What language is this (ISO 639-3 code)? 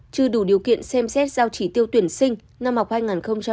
vie